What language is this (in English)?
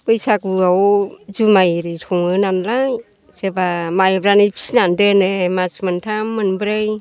Bodo